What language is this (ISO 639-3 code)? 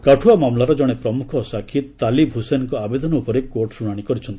ori